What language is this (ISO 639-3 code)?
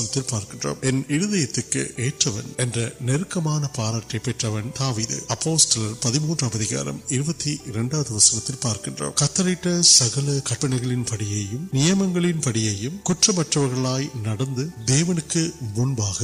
urd